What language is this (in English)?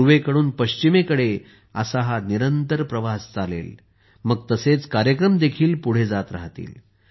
Marathi